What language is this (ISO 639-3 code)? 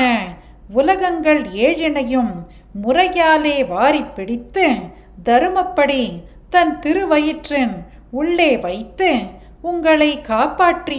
tam